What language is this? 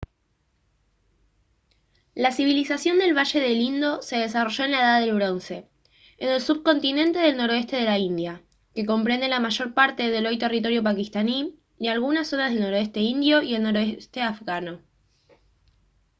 Spanish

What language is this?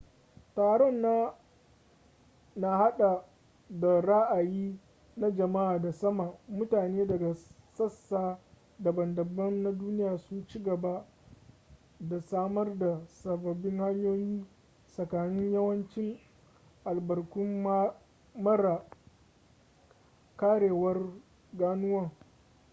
Hausa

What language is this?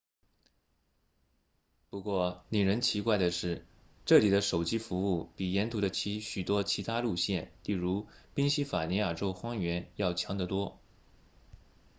Chinese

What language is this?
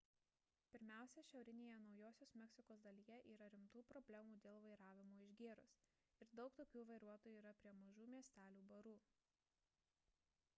Lithuanian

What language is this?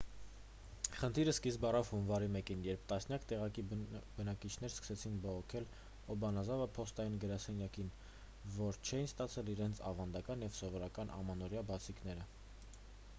Armenian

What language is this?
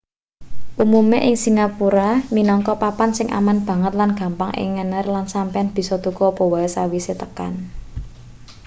Javanese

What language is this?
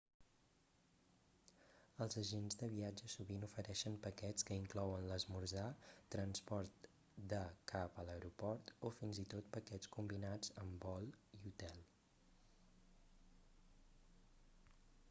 Catalan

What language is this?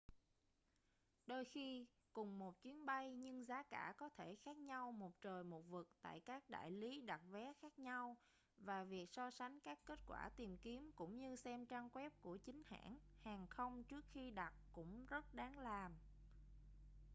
Vietnamese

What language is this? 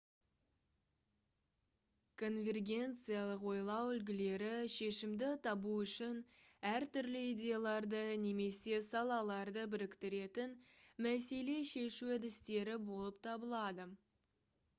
Kazakh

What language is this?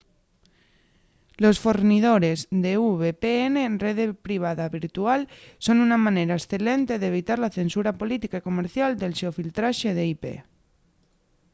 Asturian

